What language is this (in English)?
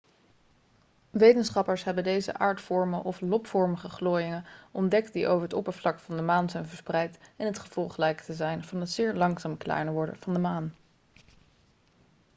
Dutch